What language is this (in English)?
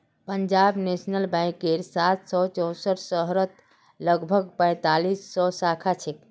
Magahi